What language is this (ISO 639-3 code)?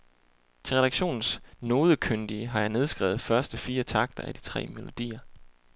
dan